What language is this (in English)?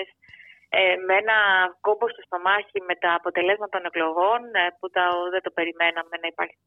Greek